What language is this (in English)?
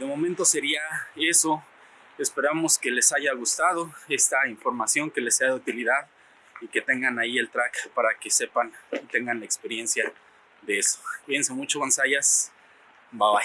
Spanish